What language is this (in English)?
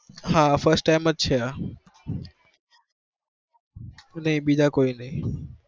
Gujarati